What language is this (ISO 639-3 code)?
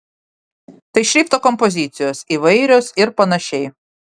lit